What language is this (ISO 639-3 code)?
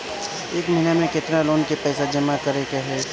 bho